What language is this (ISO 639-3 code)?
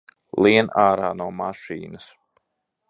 lav